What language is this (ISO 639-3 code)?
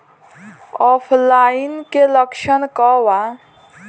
bho